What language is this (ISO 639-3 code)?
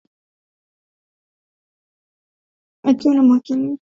swa